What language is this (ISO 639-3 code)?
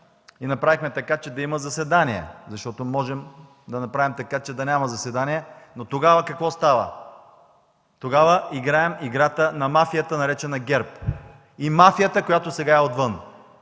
bul